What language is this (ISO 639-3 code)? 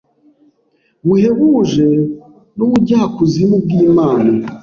kin